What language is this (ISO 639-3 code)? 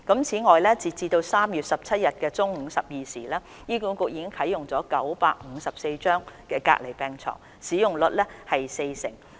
yue